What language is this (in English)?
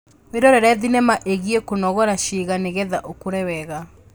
Kikuyu